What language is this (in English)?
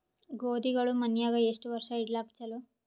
Kannada